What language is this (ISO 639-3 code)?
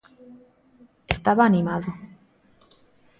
glg